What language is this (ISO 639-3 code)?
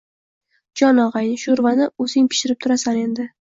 uzb